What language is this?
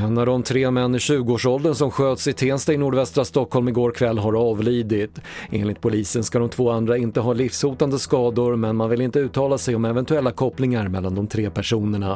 Swedish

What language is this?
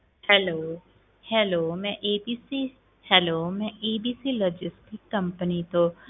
Punjabi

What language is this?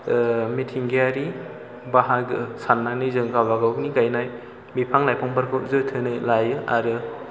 Bodo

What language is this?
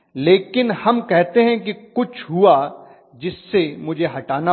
Hindi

